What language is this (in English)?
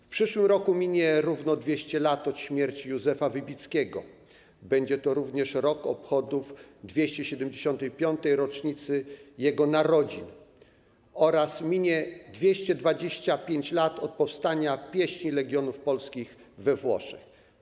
Polish